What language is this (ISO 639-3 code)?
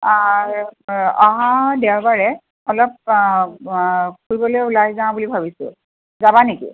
asm